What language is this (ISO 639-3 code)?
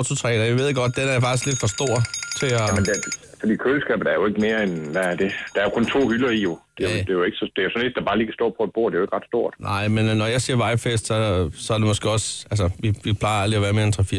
dan